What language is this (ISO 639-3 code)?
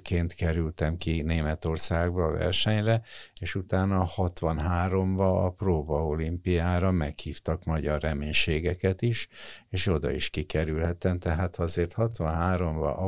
hun